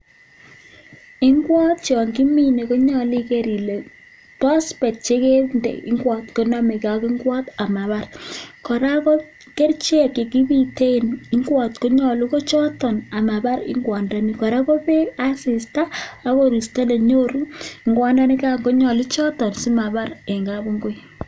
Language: Kalenjin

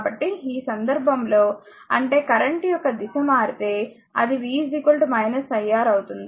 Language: Telugu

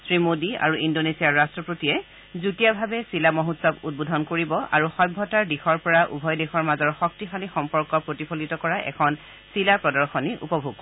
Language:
Assamese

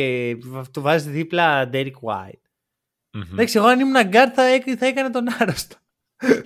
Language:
Greek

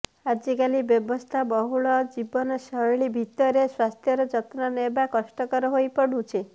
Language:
Odia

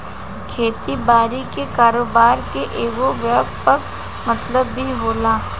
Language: Bhojpuri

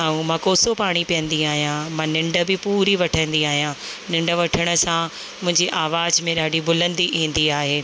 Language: Sindhi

